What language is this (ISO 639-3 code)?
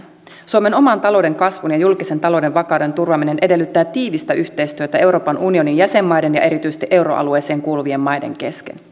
fin